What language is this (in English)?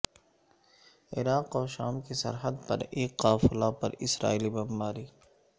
Urdu